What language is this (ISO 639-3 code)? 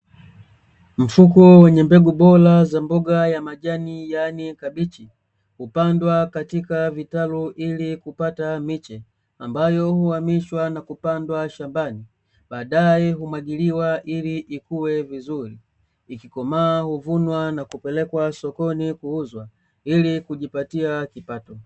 swa